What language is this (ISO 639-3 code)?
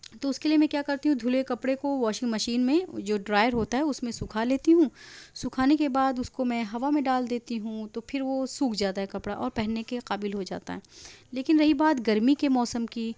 urd